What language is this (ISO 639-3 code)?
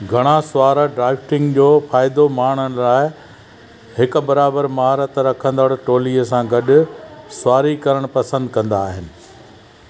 snd